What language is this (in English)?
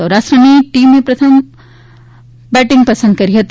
Gujarati